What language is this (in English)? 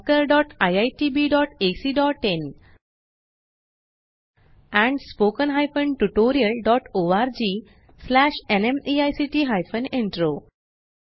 Marathi